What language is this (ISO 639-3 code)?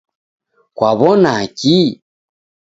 dav